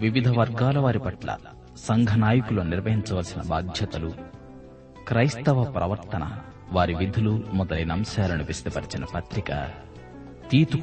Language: Telugu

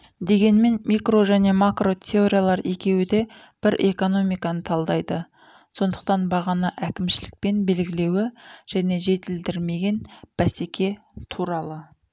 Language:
Kazakh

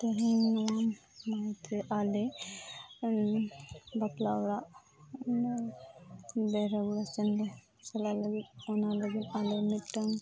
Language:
Santali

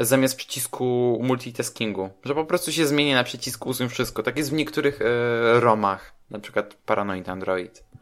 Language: Polish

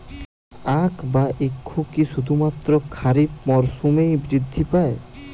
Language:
Bangla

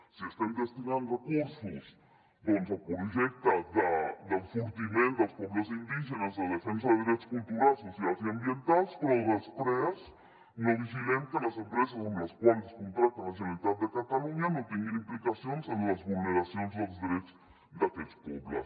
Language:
Catalan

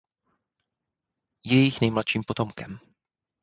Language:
Czech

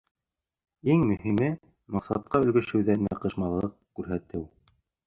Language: Bashkir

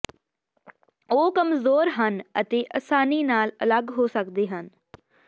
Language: Punjabi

